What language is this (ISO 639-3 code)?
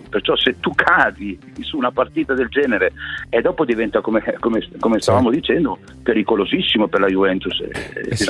ita